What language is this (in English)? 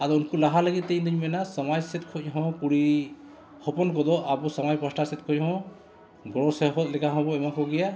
Santali